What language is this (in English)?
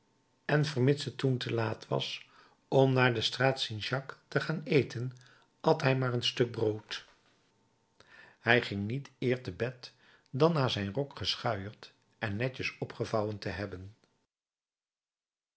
Dutch